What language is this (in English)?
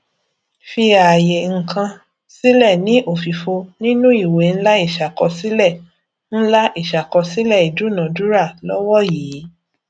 Yoruba